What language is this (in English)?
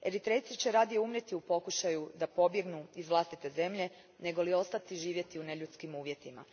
Croatian